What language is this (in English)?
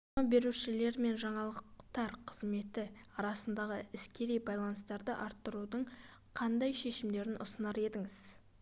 Kazakh